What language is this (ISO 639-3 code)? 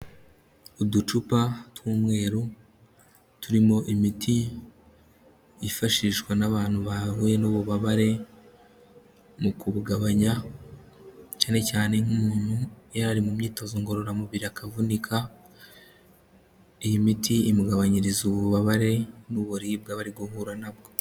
kin